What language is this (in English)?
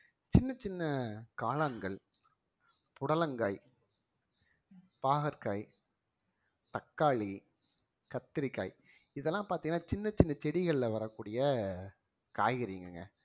Tamil